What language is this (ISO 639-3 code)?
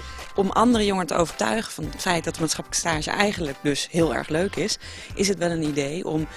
nld